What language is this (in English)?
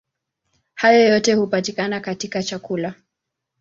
Swahili